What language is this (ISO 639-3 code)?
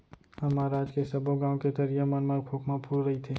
hne